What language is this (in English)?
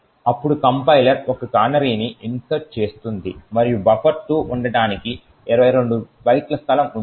Telugu